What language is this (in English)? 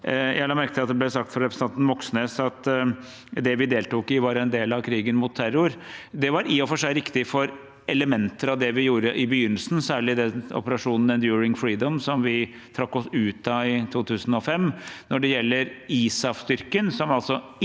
Norwegian